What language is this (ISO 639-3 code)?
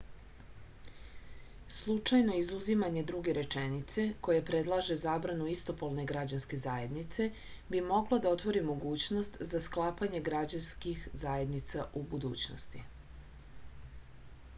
srp